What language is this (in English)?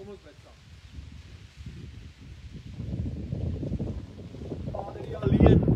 Dutch